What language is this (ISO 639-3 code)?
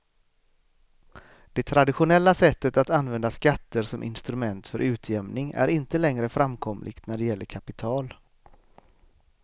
swe